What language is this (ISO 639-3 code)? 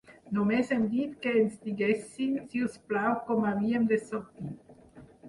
cat